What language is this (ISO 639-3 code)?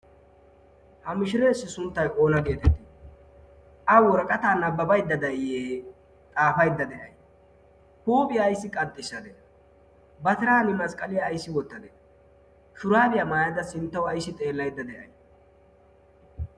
wal